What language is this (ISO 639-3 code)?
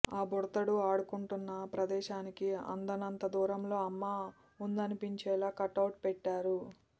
tel